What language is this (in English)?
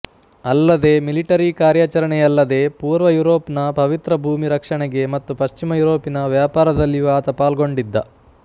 Kannada